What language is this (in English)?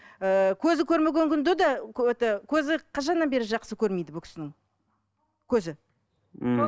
Kazakh